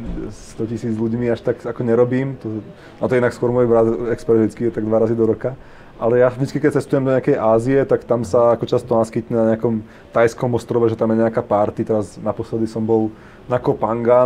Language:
Slovak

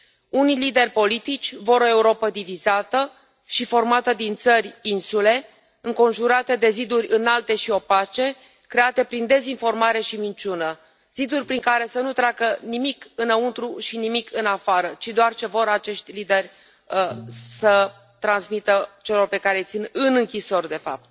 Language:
Romanian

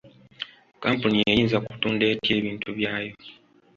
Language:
Ganda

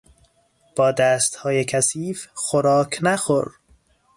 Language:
Persian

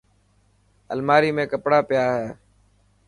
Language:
Dhatki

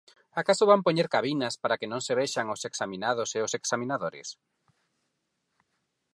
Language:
Galician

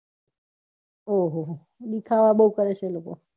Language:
Gujarati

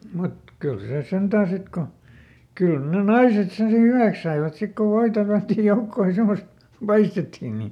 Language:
Finnish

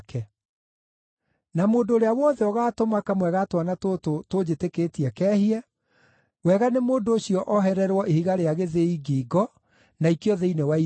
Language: Kikuyu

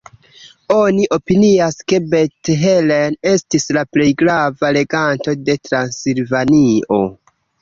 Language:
Esperanto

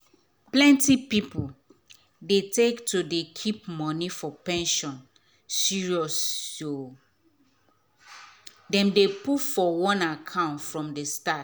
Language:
Nigerian Pidgin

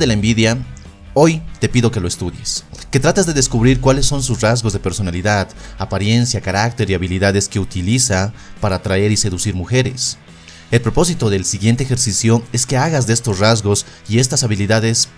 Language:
Spanish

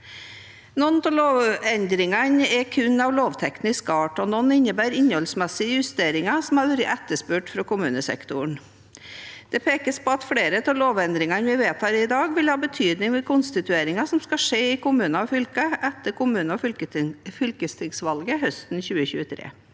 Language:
Norwegian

